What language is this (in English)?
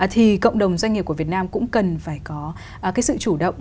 Vietnamese